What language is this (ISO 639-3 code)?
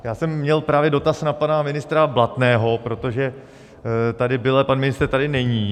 ces